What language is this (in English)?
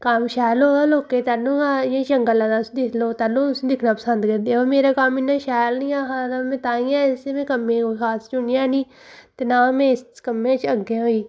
Dogri